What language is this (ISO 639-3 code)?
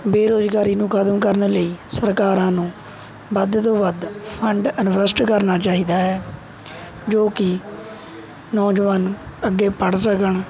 pan